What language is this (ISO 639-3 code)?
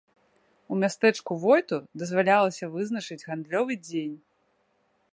bel